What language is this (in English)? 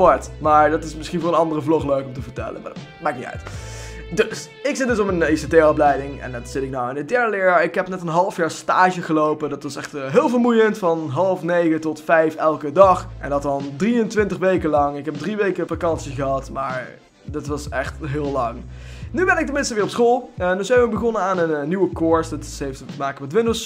Dutch